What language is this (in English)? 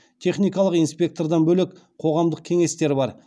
Kazakh